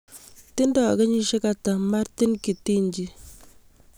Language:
Kalenjin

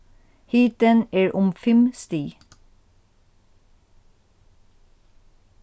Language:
Faroese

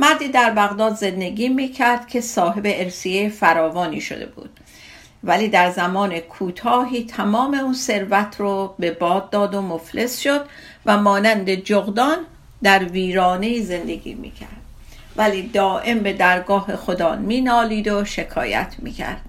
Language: Persian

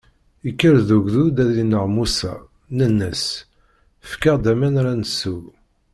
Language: Kabyle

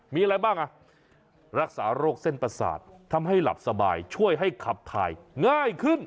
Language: Thai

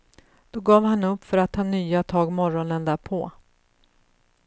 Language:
Swedish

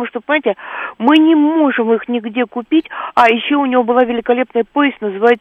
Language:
Russian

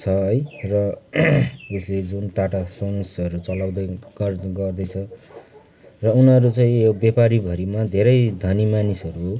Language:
Nepali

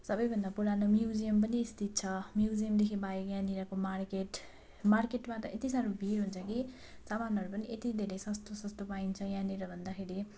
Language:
Nepali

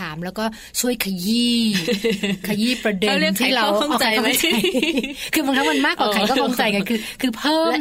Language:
Thai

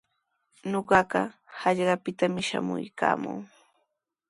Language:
Sihuas Ancash Quechua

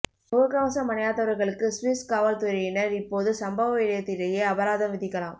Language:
Tamil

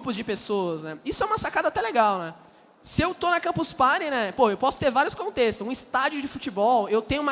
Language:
Portuguese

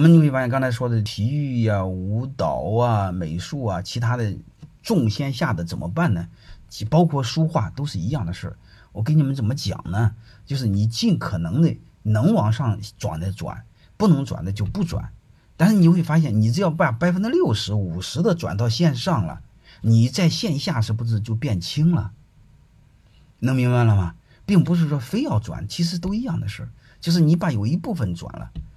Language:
Chinese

